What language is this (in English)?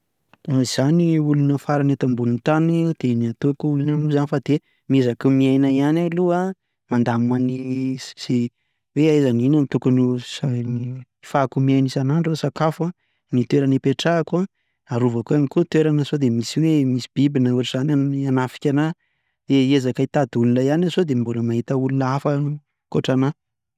Malagasy